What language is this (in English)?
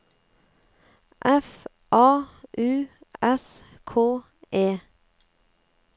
Norwegian